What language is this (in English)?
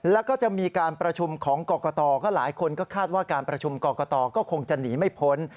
Thai